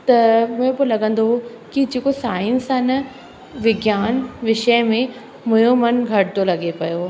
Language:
Sindhi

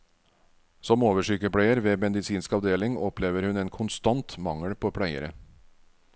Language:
Norwegian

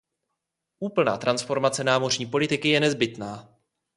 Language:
Czech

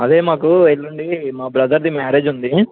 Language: Telugu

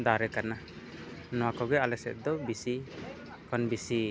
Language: Santali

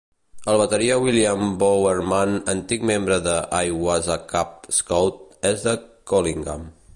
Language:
Catalan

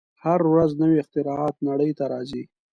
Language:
Pashto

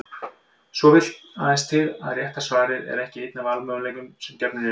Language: Icelandic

